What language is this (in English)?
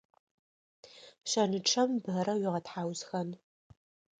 Adyghe